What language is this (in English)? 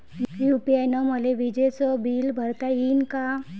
Marathi